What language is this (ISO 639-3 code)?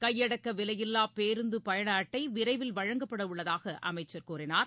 tam